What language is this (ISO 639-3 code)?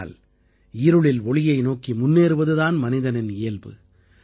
tam